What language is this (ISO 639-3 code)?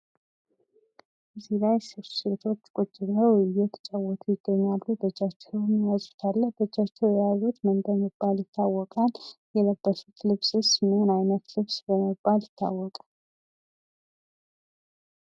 amh